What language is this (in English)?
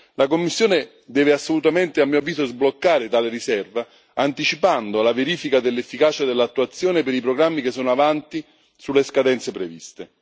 Italian